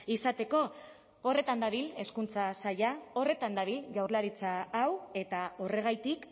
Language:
Basque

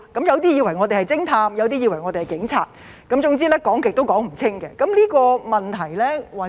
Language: Cantonese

